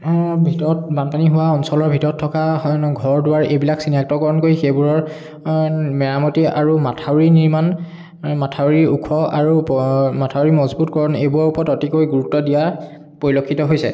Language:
Assamese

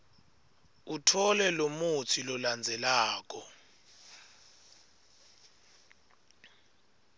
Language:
Swati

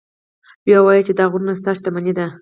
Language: Pashto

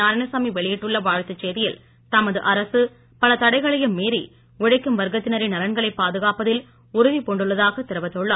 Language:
Tamil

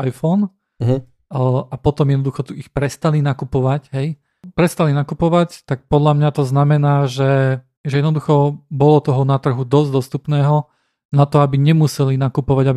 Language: Slovak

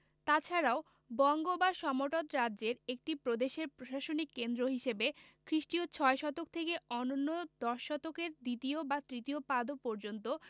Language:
Bangla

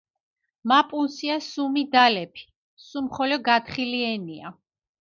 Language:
Mingrelian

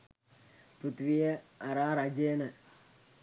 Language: Sinhala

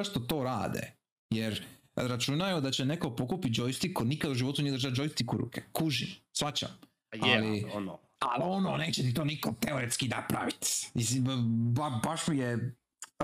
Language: Croatian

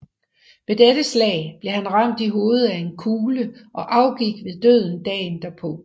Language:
Danish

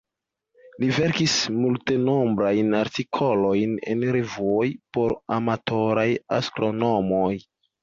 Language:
Esperanto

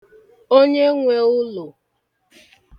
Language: Igbo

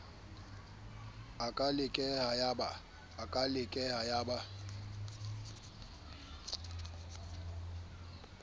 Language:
Southern Sotho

